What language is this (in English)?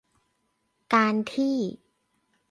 Thai